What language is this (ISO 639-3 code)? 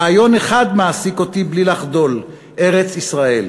heb